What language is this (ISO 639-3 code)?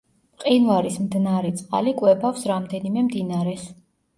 kat